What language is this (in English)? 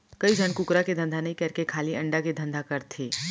Chhattisgarhi